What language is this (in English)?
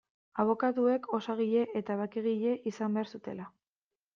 Basque